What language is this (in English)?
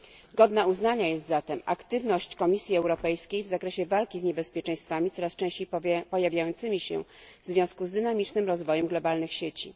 Polish